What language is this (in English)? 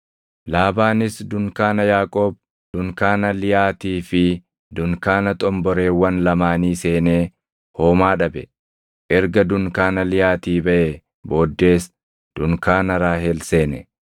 Oromo